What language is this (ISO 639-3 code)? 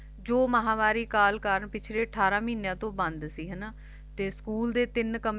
pan